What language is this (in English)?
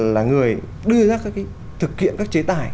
Vietnamese